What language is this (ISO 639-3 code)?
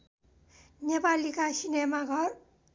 nep